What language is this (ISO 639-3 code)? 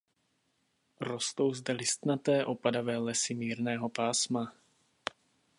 ces